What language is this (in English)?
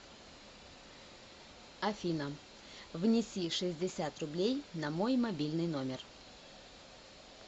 Russian